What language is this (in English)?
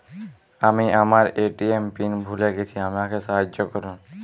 Bangla